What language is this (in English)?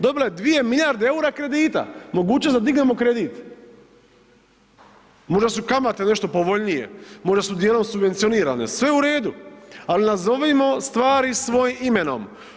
Croatian